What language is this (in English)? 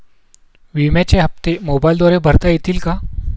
Marathi